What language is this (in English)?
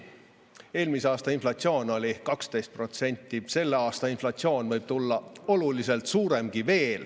Estonian